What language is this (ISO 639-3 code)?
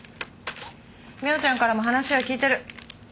jpn